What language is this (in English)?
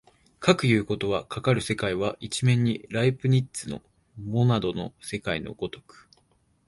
Japanese